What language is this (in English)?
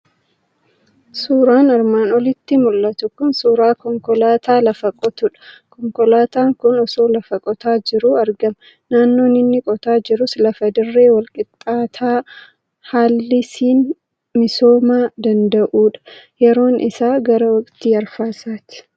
Oromo